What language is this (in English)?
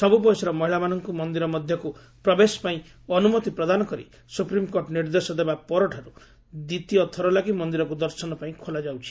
Odia